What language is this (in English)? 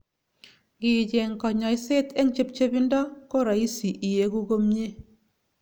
Kalenjin